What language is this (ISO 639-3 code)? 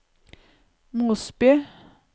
nor